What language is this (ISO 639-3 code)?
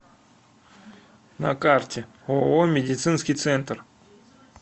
rus